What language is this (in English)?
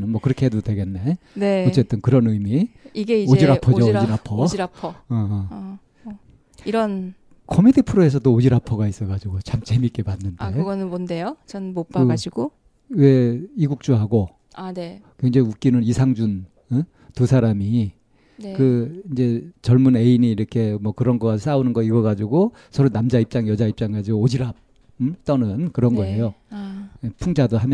Korean